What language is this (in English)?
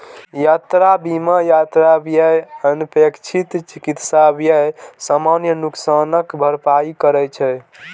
Maithili